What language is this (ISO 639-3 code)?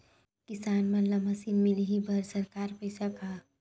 hne